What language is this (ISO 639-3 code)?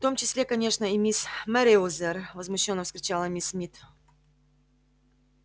rus